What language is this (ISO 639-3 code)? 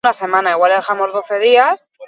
eus